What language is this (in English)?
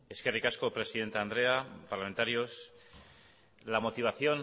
Basque